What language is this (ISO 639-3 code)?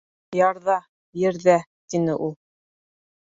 bak